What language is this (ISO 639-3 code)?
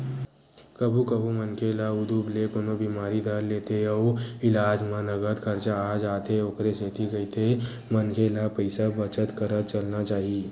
hne